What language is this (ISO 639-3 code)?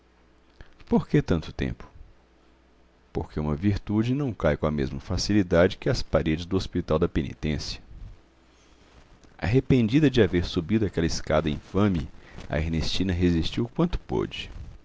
por